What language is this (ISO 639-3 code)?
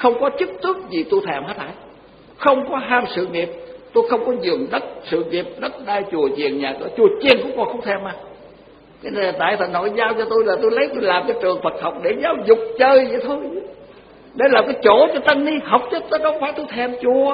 vie